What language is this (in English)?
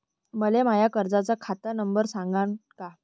Marathi